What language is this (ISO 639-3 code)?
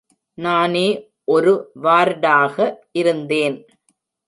tam